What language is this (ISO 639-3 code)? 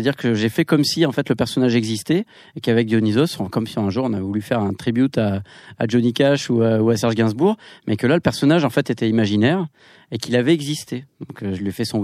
fra